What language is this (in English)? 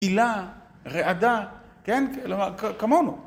Hebrew